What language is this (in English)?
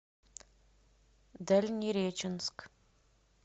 Russian